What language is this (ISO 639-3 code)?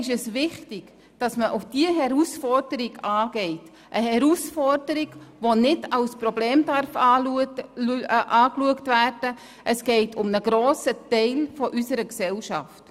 gsw